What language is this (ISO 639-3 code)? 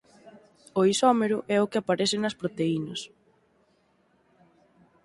glg